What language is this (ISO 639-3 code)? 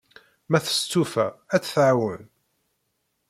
kab